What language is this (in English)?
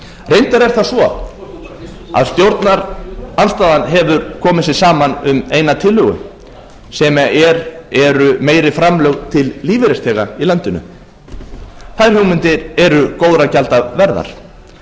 Icelandic